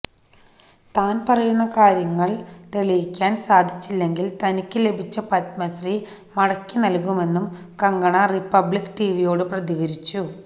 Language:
Malayalam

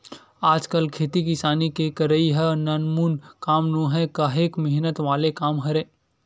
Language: Chhattisgarhi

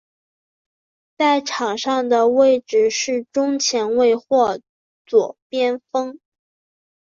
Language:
Chinese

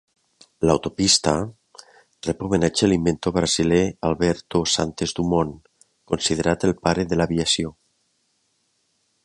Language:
Catalan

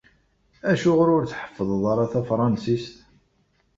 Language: Kabyle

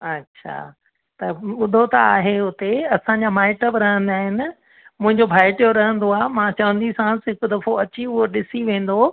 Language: Sindhi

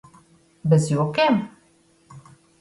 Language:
Latvian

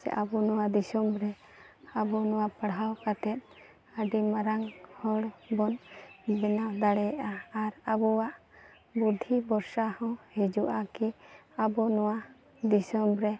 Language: Santali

